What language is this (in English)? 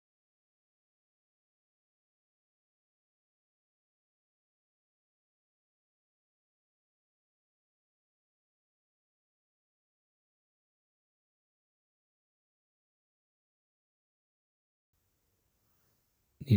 Masai